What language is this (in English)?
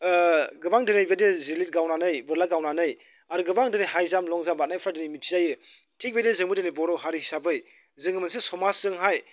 Bodo